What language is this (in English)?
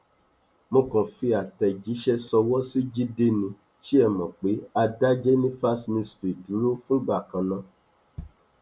Yoruba